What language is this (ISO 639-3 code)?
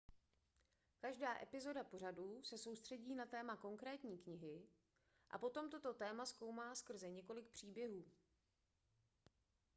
ces